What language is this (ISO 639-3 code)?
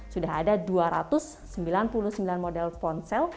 ind